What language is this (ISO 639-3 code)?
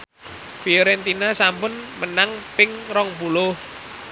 jav